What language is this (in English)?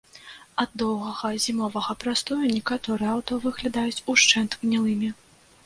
Belarusian